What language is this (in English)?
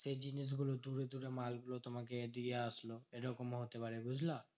Bangla